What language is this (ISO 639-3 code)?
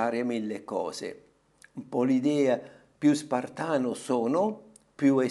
ita